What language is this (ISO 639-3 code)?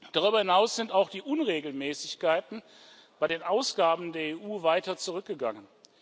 deu